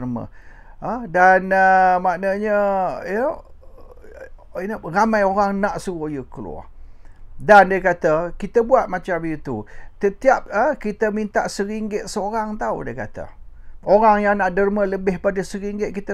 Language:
Malay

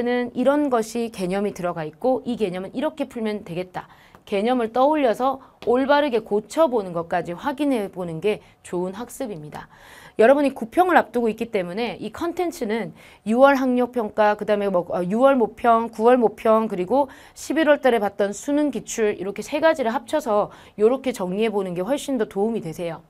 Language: Korean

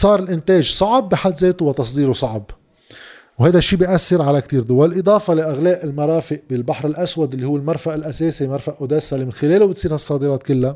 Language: Arabic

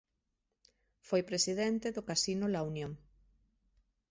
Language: Galician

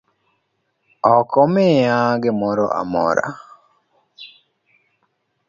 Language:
Luo (Kenya and Tanzania)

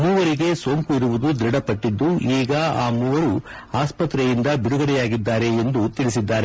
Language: Kannada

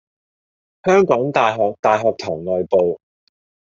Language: Cantonese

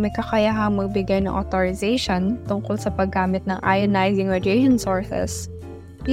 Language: Filipino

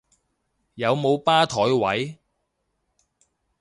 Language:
Cantonese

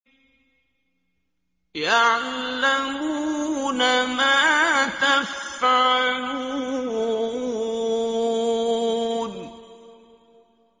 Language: Arabic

